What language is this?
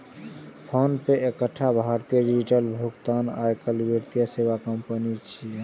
Maithili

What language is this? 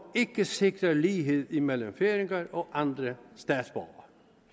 Danish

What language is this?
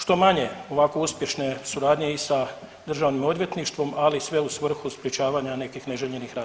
Croatian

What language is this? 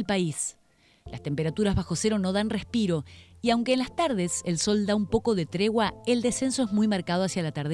Spanish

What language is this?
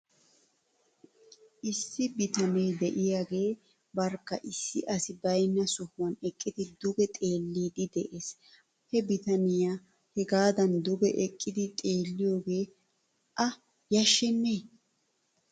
Wolaytta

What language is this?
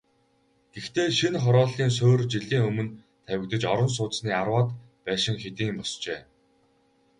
Mongolian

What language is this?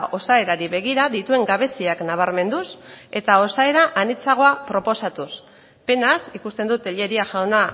Basque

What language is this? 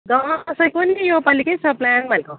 Nepali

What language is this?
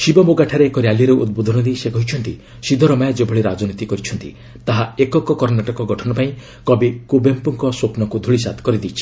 Odia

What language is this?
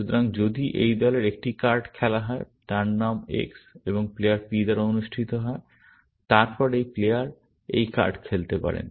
Bangla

